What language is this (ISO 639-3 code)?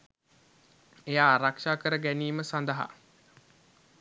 sin